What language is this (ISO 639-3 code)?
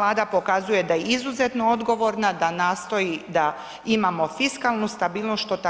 hrv